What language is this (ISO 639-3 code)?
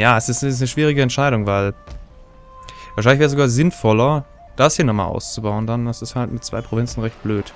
deu